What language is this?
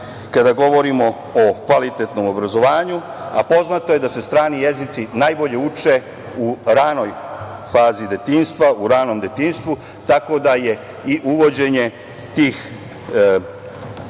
Serbian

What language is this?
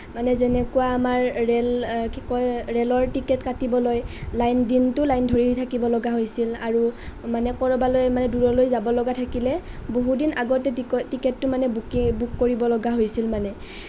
Assamese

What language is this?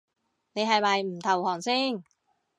Cantonese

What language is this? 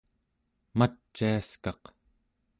Central Yupik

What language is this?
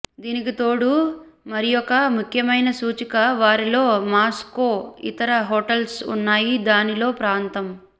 Telugu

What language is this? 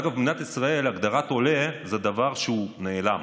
Hebrew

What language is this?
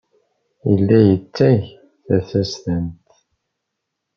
Kabyle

